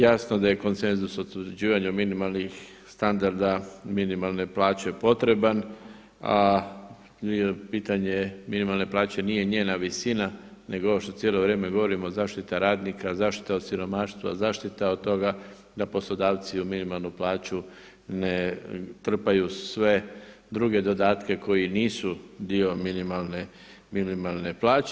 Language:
Croatian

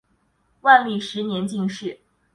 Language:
Chinese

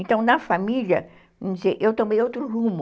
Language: Portuguese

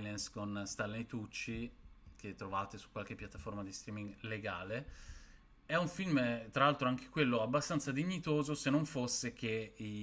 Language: Italian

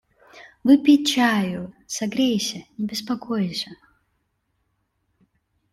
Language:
Russian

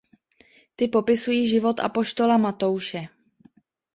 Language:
Czech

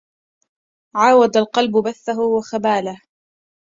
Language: Arabic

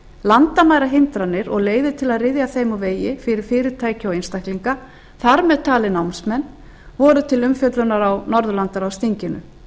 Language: Icelandic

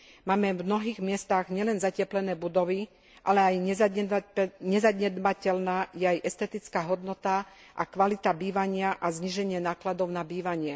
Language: Slovak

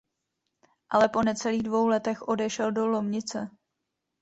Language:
Czech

